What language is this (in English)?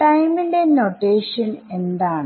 Malayalam